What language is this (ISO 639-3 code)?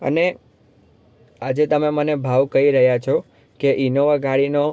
guj